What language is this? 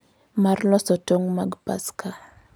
Luo (Kenya and Tanzania)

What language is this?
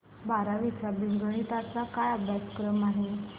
Marathi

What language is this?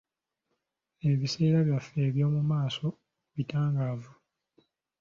Ganda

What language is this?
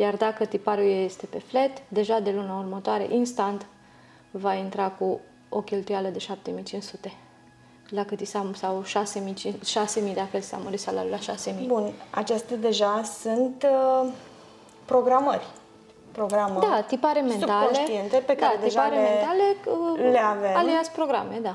Romanian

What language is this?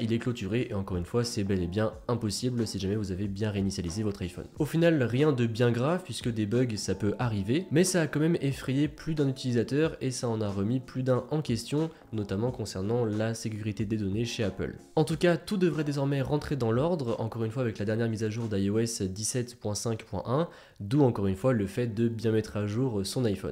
French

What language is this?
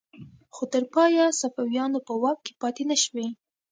Pashto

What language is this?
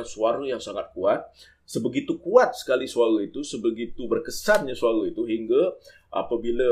Malay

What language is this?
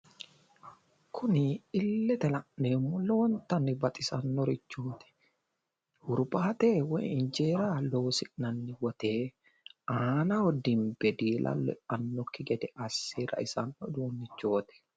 Sidamo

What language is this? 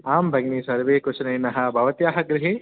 Sanskrit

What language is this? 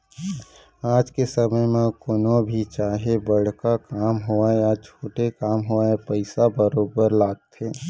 Chhattisgarhi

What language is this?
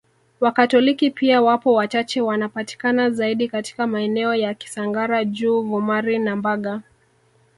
Swahili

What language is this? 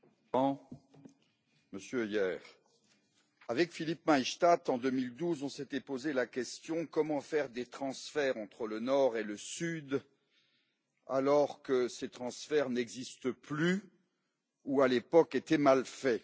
French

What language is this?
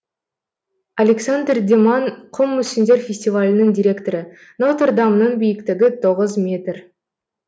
Kazakh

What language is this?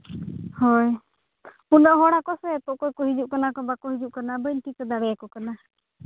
Santali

